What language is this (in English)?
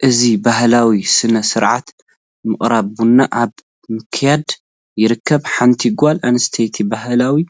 Tigrinya